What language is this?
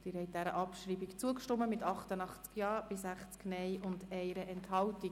Swiss German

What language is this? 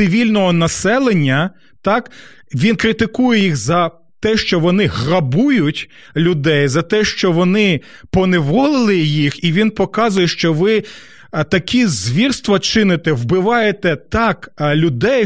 Ukrainian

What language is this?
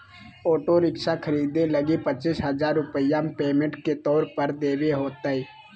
Magahi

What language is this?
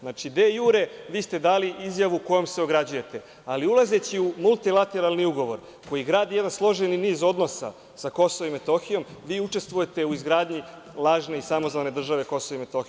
Serbian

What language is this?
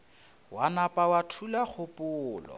Northern Sotho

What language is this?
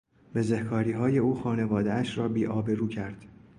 Persian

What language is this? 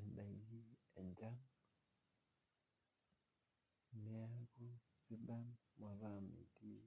Masai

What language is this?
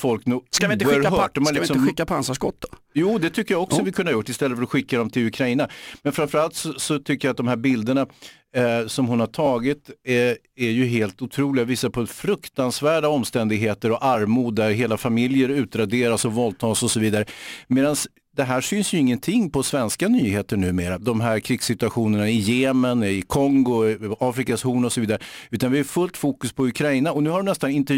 Swedish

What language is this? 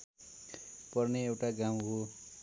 Nepali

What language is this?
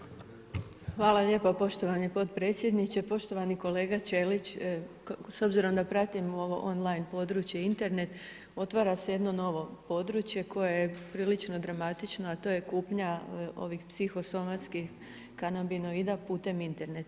Croatian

